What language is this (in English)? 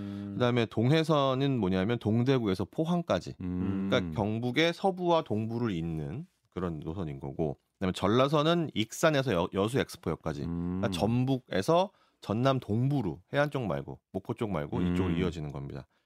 Korean